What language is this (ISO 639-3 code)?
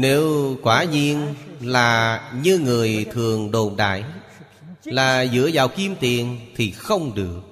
vie